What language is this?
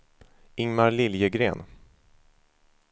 Swedish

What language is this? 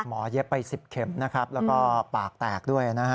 Thai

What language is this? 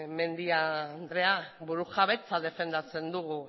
Basque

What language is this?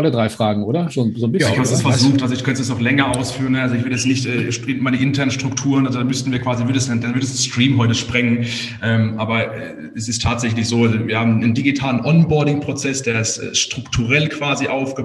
German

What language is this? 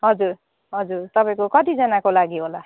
Nepali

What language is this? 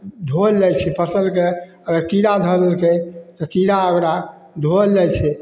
Maithili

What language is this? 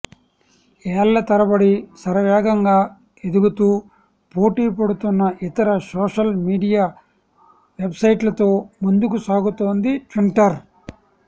Telugu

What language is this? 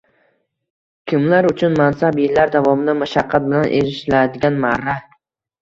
Uzbek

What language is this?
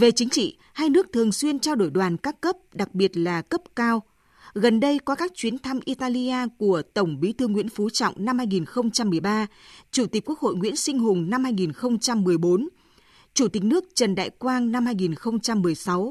Vietnamese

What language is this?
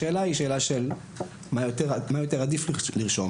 Hebrew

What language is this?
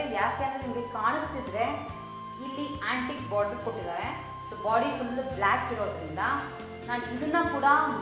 Hindi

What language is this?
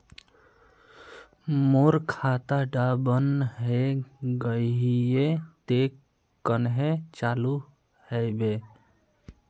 Magahi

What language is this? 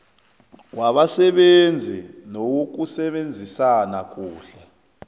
South Ndebele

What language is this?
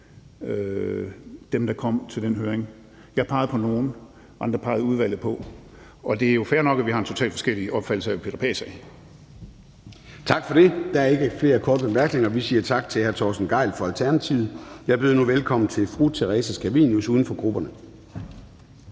Danish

